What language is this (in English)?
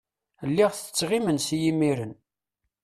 Kabyle